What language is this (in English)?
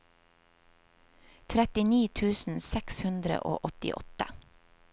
Norwegian